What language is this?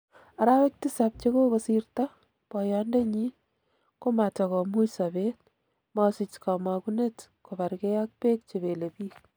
Kalenjin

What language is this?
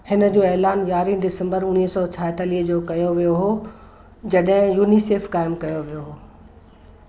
Sindhi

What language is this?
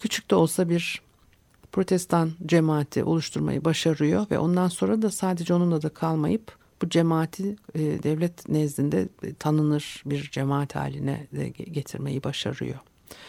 Turkish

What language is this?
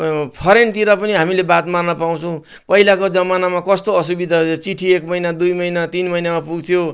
Nepali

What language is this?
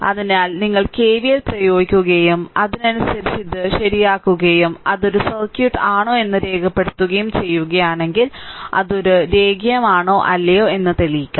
Malayalam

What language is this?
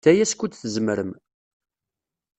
Kabyle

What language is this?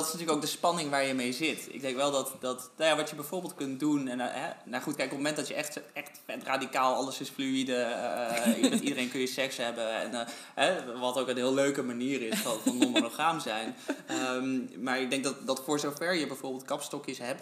Dutch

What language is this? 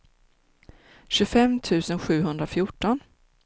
Swedish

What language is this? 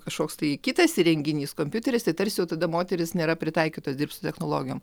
Lithuanian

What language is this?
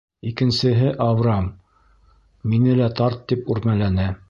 Bashkir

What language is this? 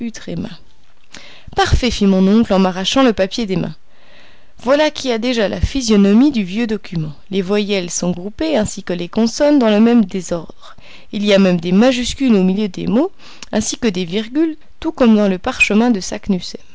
French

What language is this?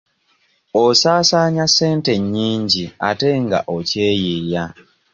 Ganda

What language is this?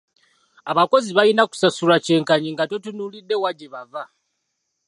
Ganda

